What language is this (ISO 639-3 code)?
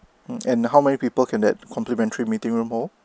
eng